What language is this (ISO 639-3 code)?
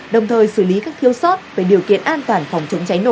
vie